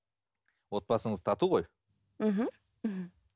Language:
Kazakh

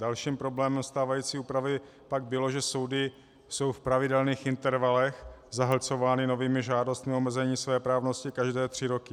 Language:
Czech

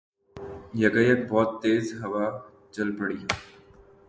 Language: Urdu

